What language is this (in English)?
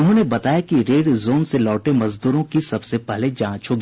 Hindi